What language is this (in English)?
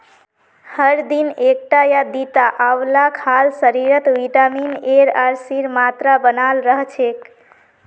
Magahi